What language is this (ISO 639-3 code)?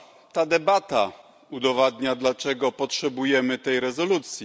pol